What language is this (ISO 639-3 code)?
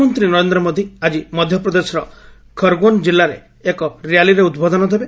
ori